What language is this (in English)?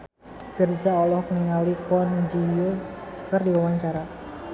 Sundanese